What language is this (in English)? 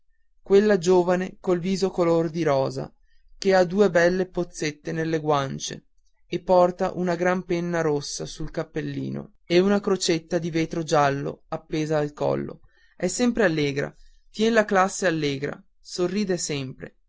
Italian